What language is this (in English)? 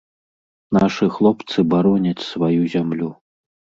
Belarusian